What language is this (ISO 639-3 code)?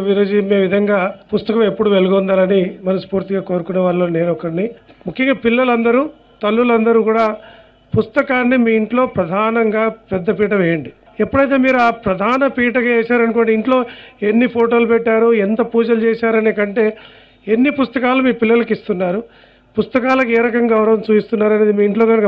ron